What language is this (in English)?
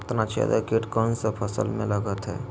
Magahi